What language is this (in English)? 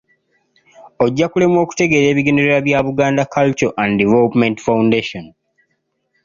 Ganda